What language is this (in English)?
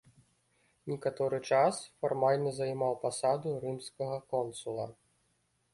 Belarusian